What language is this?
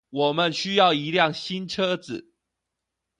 Chinese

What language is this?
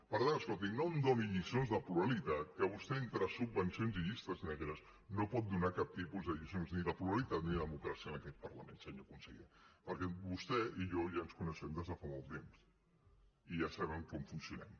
Catalan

